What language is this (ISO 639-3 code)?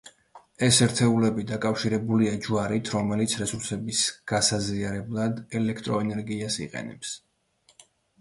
kat